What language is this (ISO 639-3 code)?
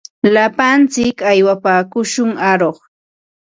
qva